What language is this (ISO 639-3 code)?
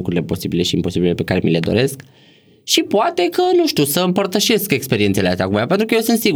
ron